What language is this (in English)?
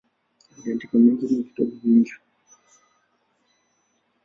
Swahili